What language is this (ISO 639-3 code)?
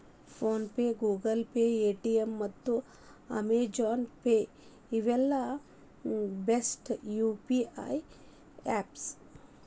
kan